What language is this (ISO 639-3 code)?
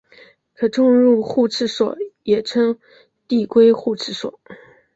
zho